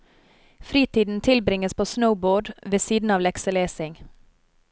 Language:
Norwegian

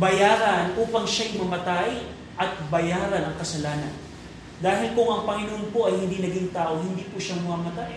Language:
Filipino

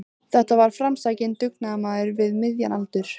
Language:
Icelandic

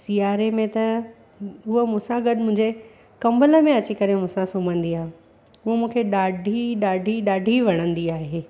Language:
Sindhi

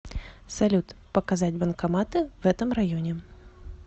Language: Russian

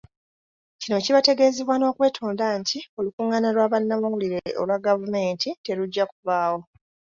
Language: Ganda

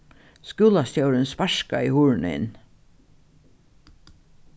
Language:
Faroese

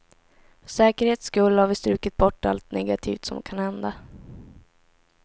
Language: Swedish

